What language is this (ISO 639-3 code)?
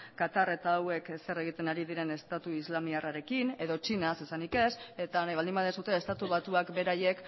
eus